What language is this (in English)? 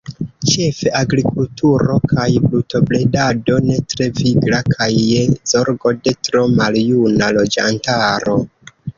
Esperanto